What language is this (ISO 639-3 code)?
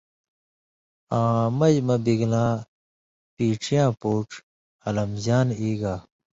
mvy